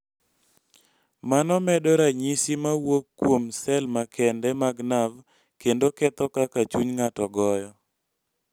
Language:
Luo (Kenya and Tanzania)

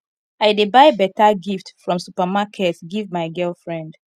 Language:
Nigerian Pidgin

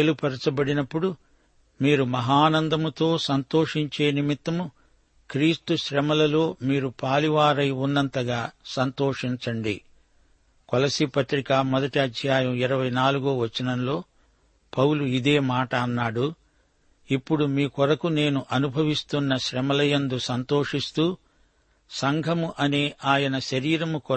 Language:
Telugu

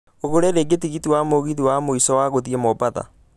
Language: Kikuyu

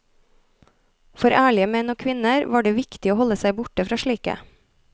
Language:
Norwegian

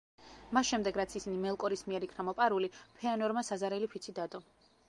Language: Georgian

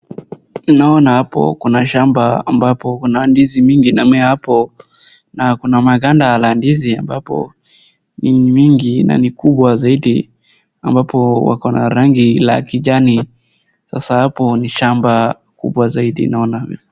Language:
Swahili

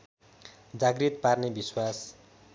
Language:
Nepali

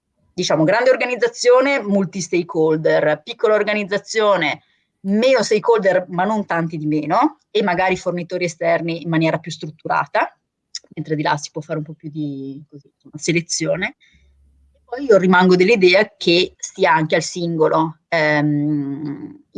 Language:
Italian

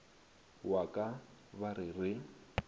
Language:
Northern Sotho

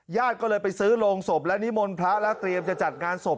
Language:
Thai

